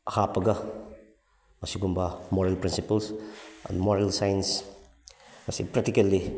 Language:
Manipuri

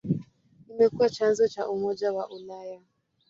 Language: Swahili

